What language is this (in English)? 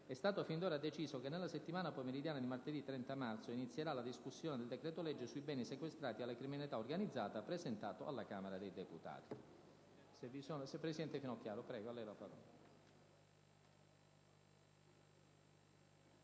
Italian